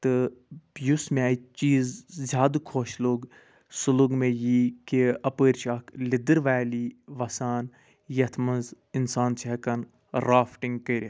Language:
Kashmiri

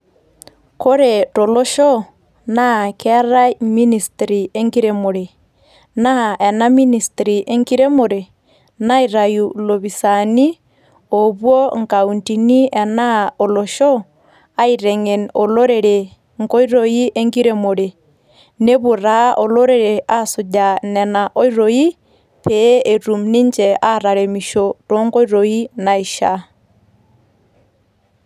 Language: Masai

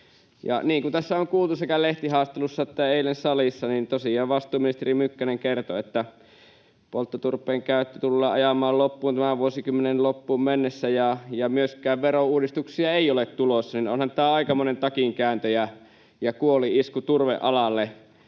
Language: Finnish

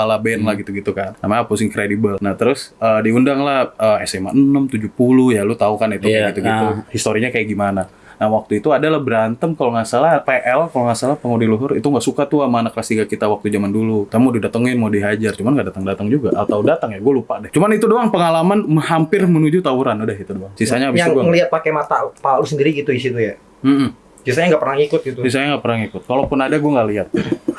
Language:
Indonesian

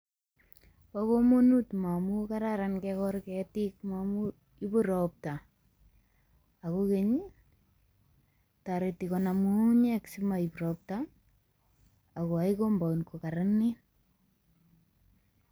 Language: Kalenjin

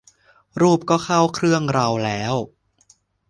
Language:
Thai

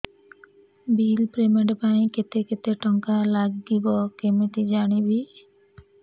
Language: Odia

